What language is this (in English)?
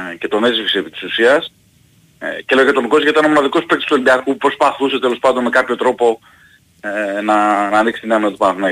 Greek